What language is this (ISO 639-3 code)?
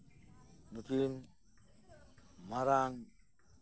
sat